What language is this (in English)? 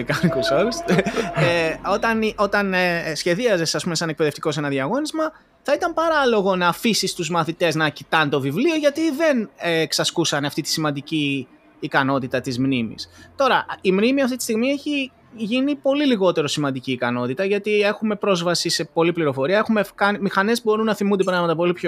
Greek